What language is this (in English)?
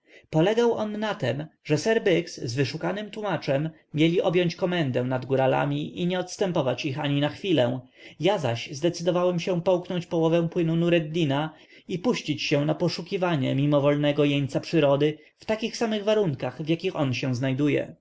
Polish